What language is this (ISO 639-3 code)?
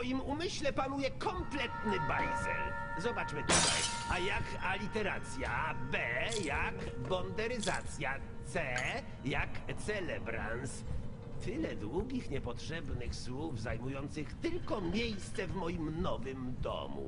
pol